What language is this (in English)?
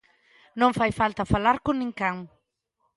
Galician